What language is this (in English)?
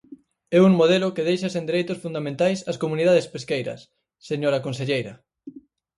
Galician